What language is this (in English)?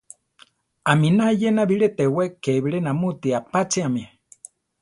Central Tarahumara